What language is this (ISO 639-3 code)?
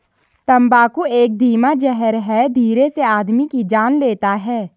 hin